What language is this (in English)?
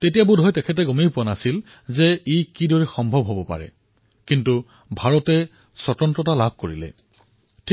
Assamese